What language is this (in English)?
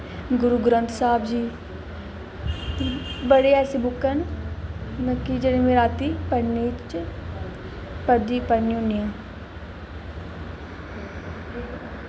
Dogri